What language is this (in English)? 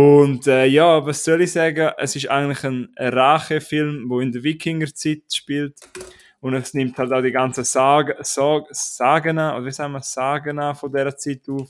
German